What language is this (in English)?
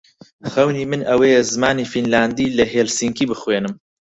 Central Kurdish